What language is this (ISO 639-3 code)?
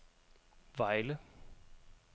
dan